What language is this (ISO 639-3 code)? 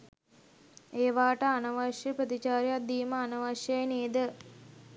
sin